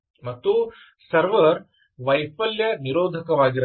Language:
Kannada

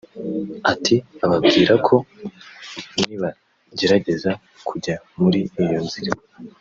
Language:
Kinyarwanda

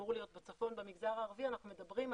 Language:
Hebrew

